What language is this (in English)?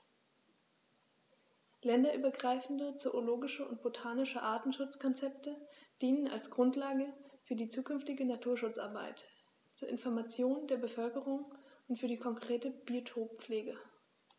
German